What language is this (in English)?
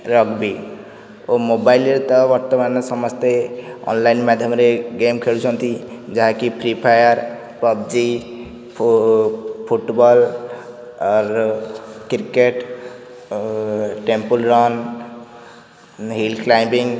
Odia